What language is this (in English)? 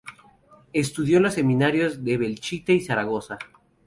Spanish